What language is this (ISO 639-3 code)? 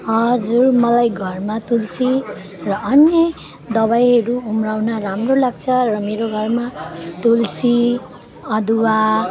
nep